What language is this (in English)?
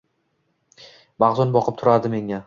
Uzbek